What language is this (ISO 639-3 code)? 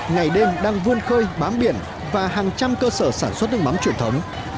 vie